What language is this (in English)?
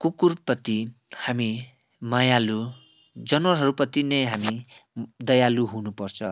Nepali